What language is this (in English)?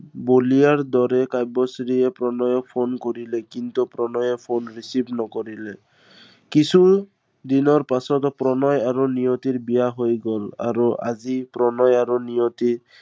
Assamese